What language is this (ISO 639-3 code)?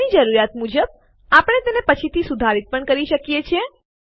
guj